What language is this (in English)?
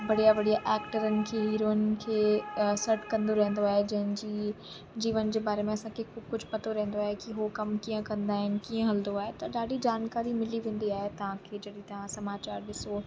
Sindhi